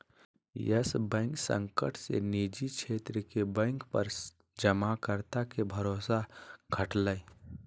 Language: Magahi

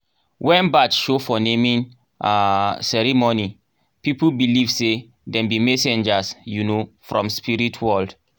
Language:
Nigerian Pidgin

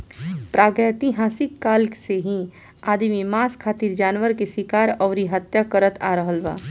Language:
Bhojpuri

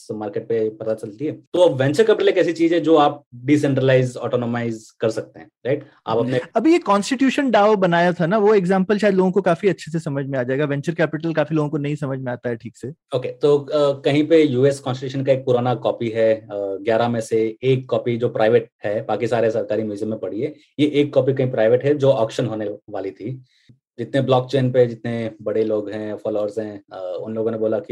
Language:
Hindi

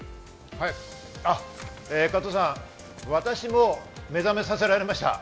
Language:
Japanese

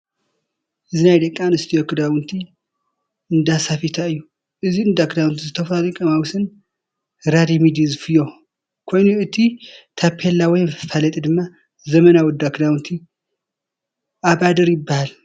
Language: Tigrinya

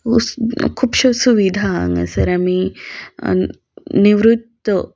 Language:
Konkani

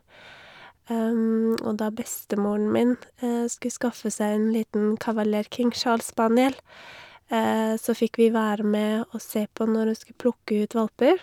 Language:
Norwegian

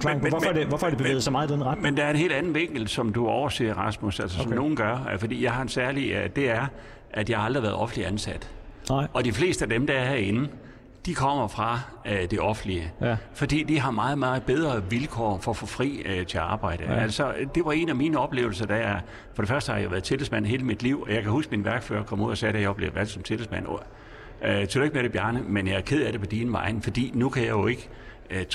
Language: Danish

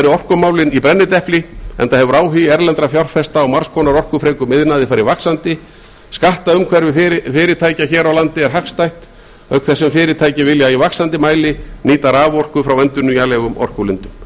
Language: Icelandic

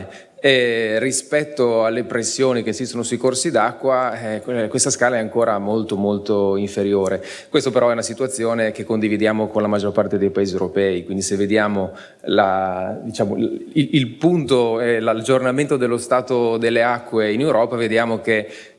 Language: Italian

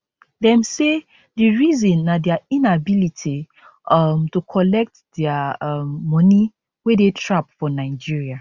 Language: Nigerian Pidgin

